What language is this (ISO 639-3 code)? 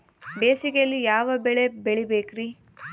kan